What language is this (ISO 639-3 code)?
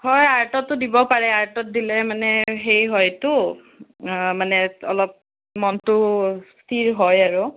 asm